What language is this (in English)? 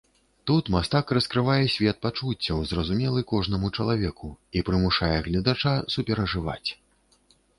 Belarusian